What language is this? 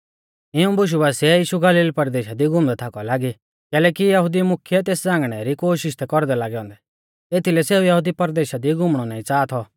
Mahasu Pahari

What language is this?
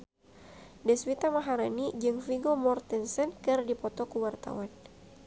Sundanese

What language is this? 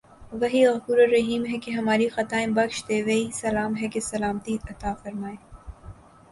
Urdu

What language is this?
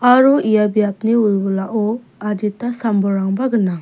Garo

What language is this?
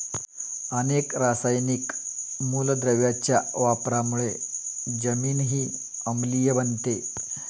Marathi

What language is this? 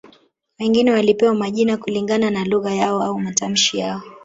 Swahili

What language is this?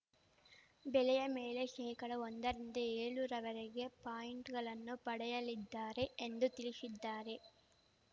Kannada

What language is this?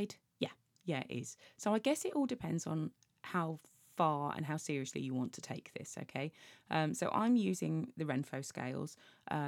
English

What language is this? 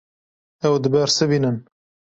Kurdish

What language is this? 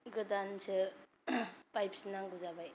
Bodo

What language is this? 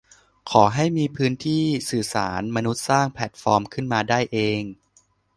Thai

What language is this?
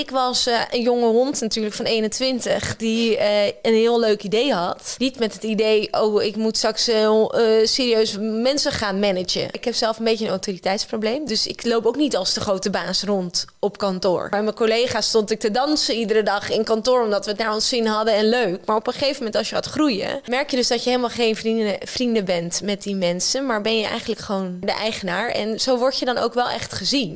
Dutch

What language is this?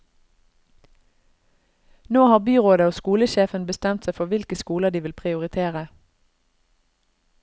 Norwegian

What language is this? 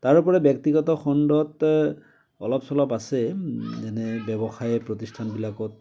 Assamese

